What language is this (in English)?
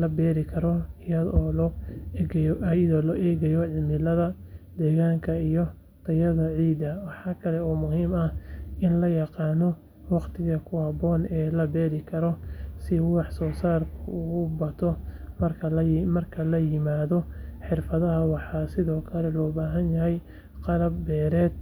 Somali